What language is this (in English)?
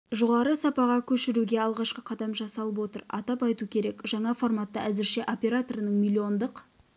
Kazakh